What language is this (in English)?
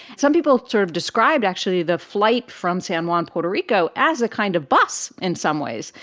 English